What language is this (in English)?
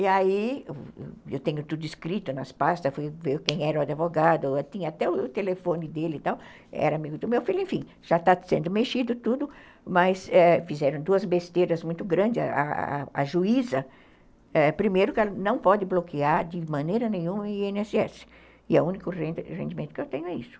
Portuguese